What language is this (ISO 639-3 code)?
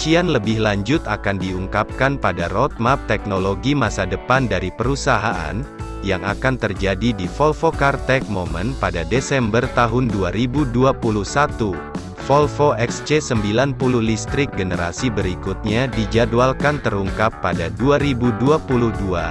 ind